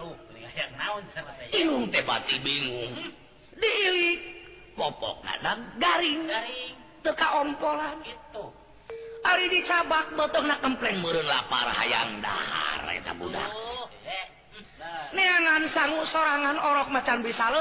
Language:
Indonesian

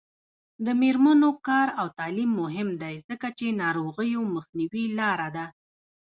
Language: Pashto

